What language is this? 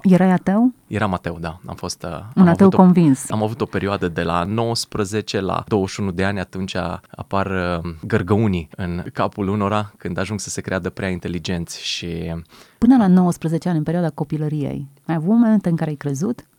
Romanian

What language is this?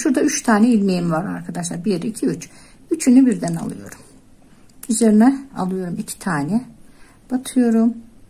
Turkish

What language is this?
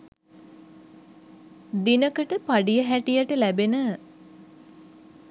Sinhala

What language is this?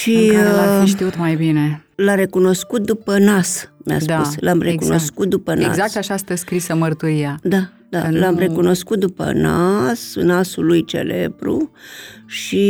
Romanian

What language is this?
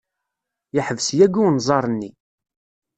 Kabyle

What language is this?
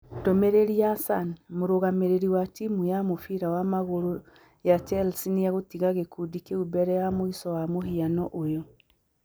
Kikuyu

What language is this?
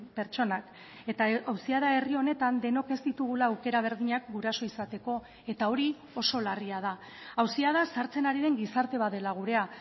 Basque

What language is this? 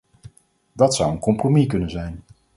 Dutch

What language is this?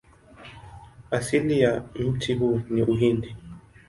Swahili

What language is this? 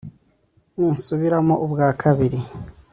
Kinyarwanda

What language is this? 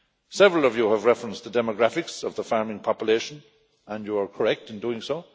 English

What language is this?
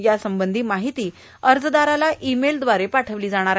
Marathi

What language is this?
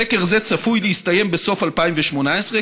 Hebrew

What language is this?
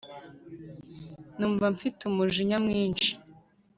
Kinyarwanda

